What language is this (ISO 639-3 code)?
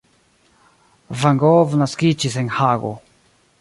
epo